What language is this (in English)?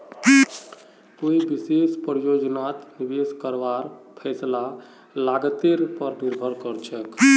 Magahi